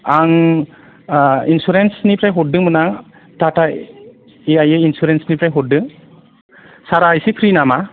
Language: Bodo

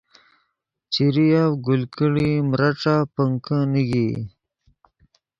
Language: Yidgha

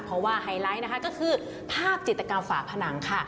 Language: Thai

